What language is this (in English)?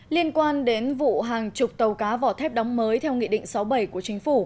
Vietnamese